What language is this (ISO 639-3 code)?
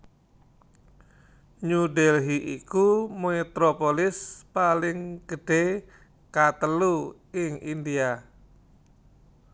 jav